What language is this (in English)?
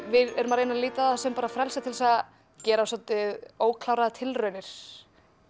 Icelandic